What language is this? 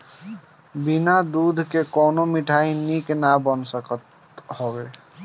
Bhojpuri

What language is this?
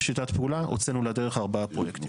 Hebrew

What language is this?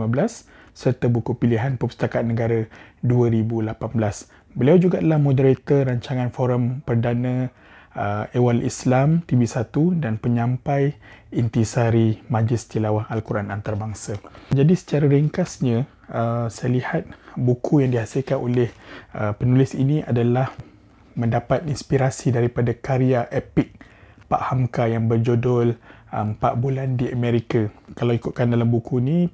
Malay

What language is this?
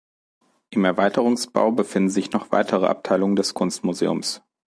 German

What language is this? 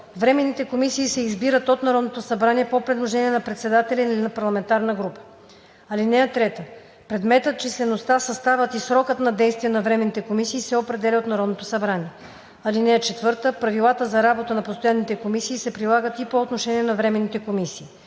Bulgarian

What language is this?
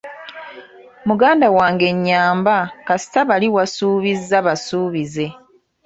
Ganda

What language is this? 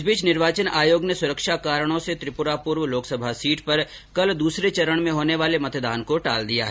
Hindi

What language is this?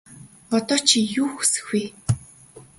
Mongolian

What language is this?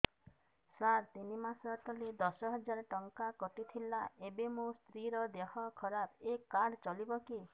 Odia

